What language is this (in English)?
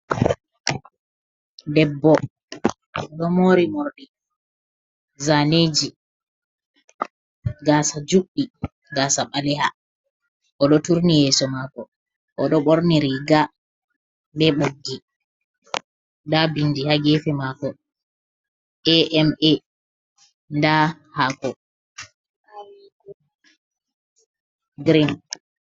Fula